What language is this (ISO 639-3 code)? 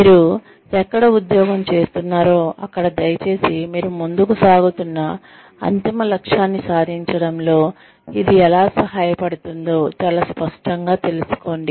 tel